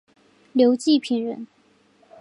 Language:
Chinese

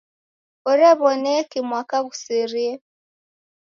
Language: Taita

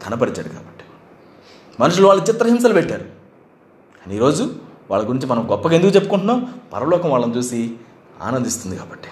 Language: Telugu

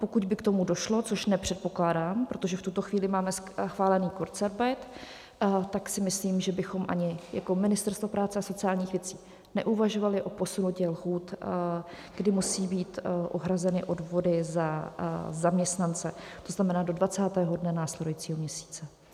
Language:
Czech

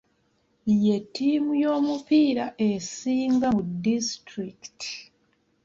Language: Ganda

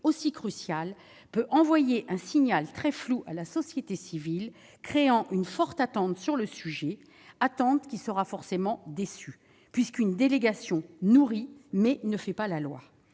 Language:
French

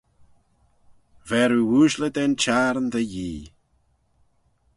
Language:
Manx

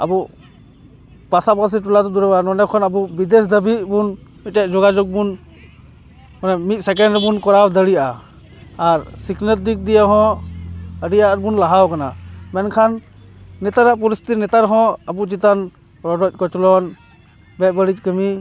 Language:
Santali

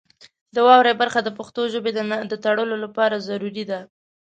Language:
Pashto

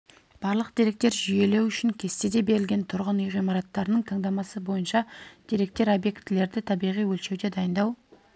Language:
Kazakh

